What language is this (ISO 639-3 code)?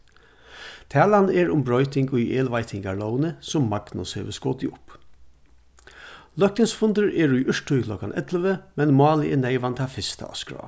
fao